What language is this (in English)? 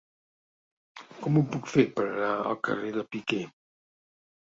Catalan